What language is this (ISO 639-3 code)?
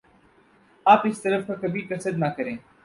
urd